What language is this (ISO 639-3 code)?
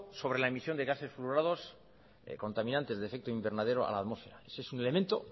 spa